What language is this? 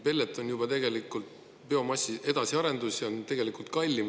Estonian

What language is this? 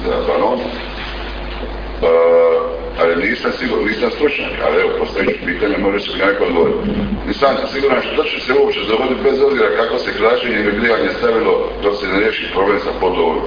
Croatian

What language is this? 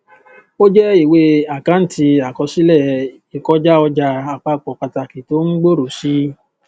Yoruba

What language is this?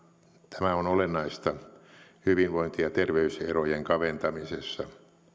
Finnish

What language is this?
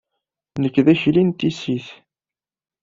Kabyle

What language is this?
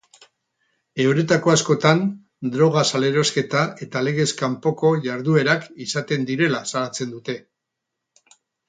Basque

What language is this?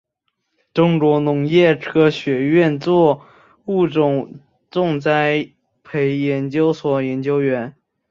Chinese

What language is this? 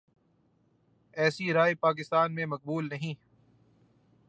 Urdu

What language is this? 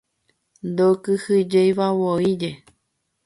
Guarani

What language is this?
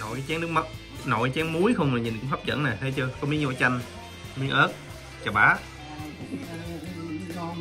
Vietnamese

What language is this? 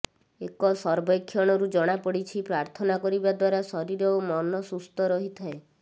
Odia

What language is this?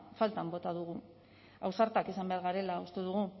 Basque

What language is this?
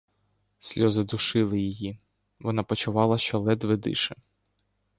Ukrainian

